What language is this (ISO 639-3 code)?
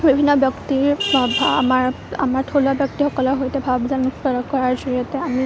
asm